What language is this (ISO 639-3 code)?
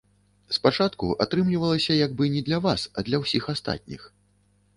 bel